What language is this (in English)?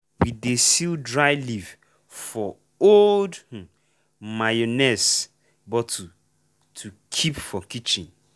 Nigerian Pidgin